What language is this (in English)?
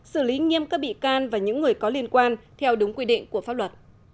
Vietnamese